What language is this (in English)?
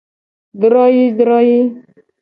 Gen